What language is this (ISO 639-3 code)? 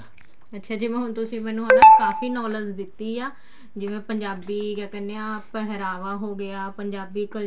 pan